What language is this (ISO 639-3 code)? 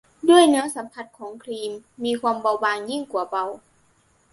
tha